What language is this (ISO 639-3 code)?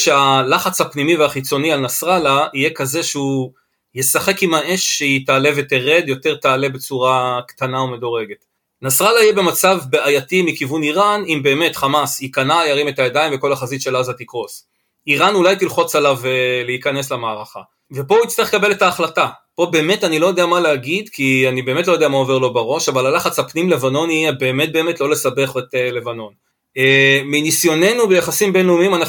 heb